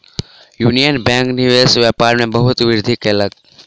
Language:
Maithili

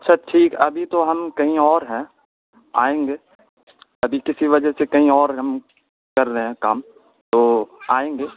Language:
Urdu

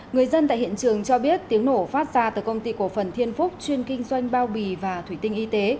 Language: Vietnamese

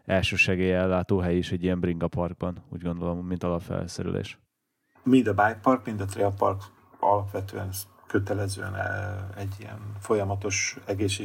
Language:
Hungarian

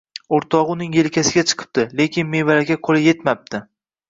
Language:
Uzbek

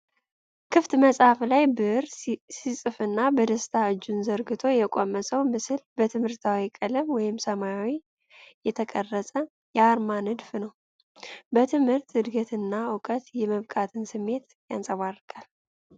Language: Amharic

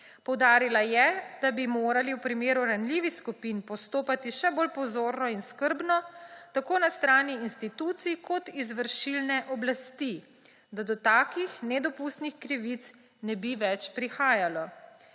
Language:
Slovenian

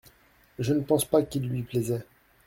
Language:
French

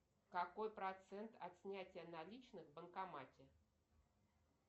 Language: Russian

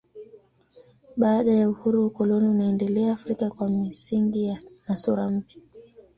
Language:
Swahili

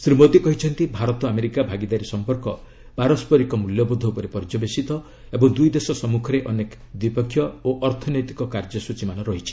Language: Odia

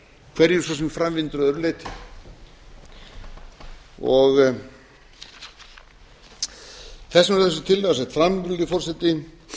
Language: Icelandic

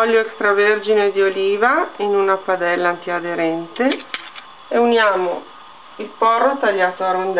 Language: Italian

